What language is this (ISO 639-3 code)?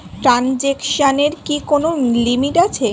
ben